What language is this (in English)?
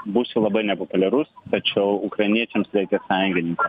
Lithuanian